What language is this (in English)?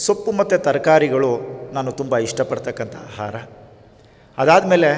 Kannada